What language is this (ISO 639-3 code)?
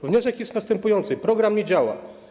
pol